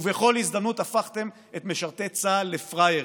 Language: Hebrew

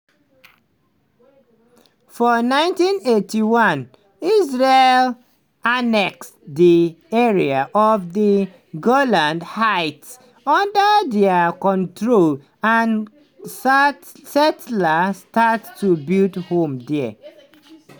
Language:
Nigerian Pidgin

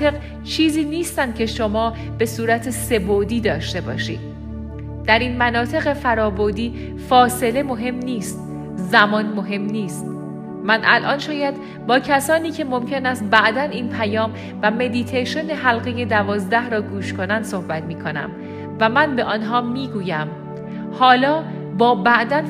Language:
Persian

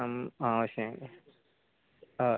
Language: Konkani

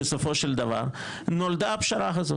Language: Hebrew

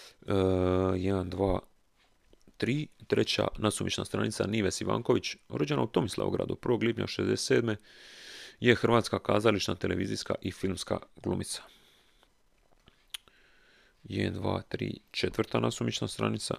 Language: Croatian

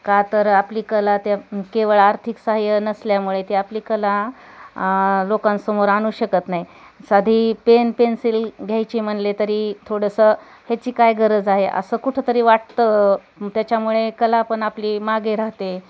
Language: Marathi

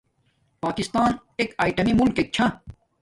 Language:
Domaaki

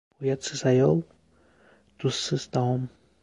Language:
Uzbek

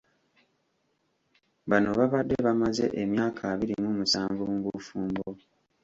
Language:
Ganda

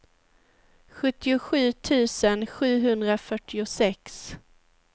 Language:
Swedish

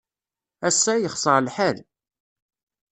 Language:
Kabyle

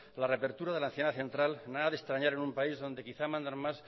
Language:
Spanish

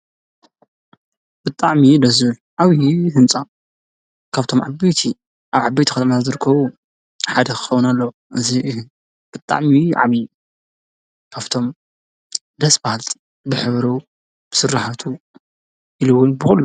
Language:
Tigrinya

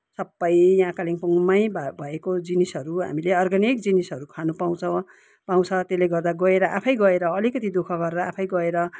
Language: Nepali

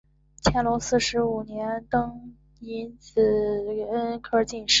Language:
Chinese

